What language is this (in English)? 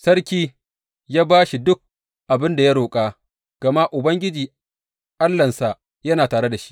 Hausa